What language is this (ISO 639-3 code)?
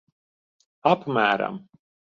lav